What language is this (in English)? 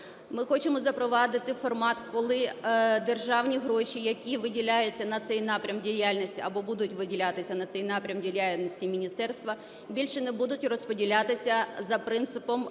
Ukrainian